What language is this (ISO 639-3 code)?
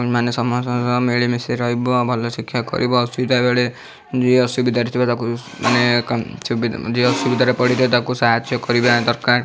ori